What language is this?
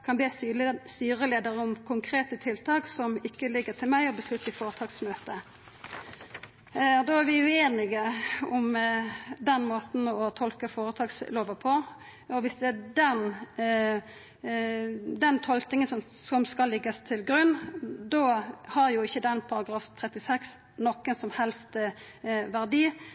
Norwegian Nynorsk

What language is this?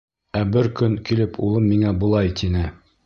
Bashkir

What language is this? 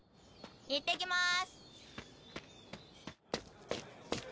Japanese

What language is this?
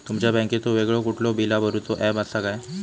Marathi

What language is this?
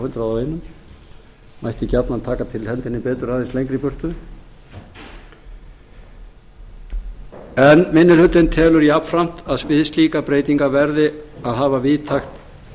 Icelandic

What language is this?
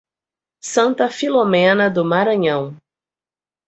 Portuguese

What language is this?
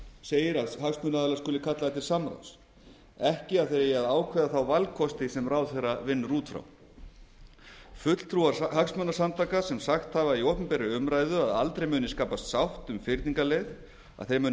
Icelandic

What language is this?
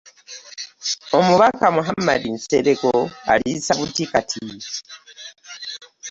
Ganda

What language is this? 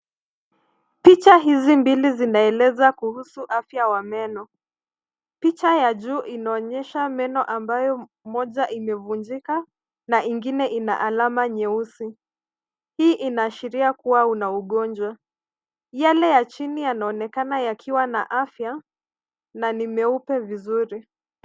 Swahili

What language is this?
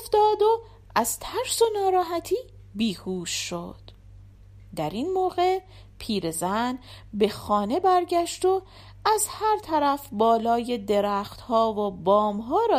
Persian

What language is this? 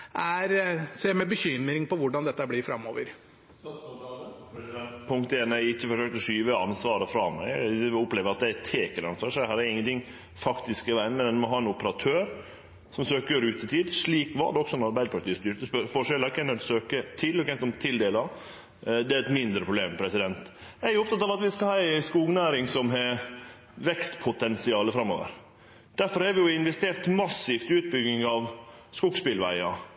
Norwegian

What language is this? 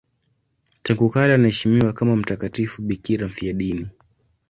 Swahili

